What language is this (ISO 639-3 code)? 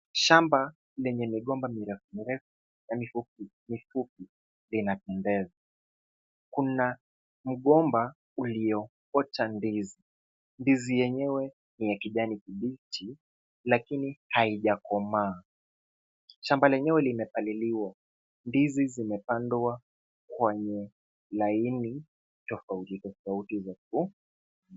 swa